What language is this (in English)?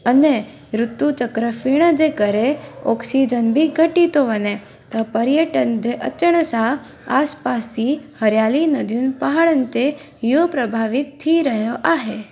Sindhi